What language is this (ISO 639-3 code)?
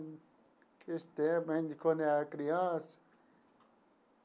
por